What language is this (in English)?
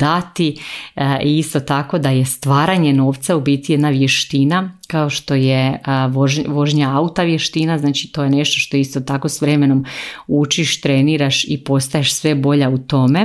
Croatian